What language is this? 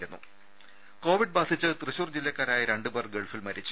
Malayalam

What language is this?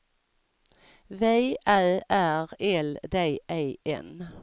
Swedish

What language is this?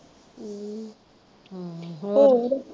Punjabi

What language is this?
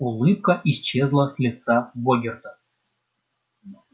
Russian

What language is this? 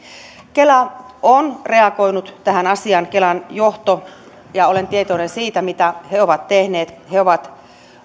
Finnish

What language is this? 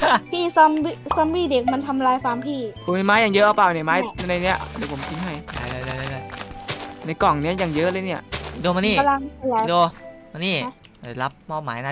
Thai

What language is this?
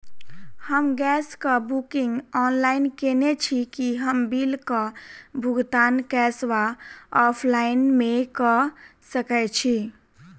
Maithili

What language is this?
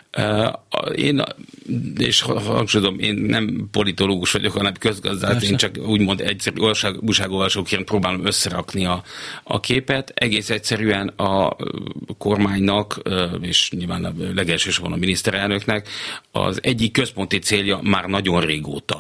Hungarian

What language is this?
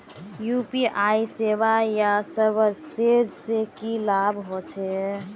Magahi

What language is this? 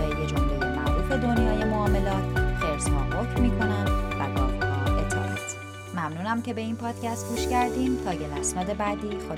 Persian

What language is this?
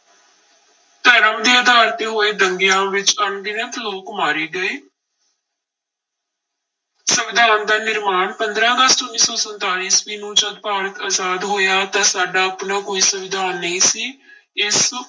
Punjabi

